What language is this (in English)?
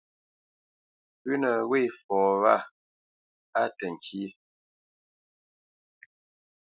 Bamenyam